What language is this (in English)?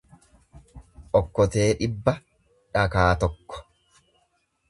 Oromo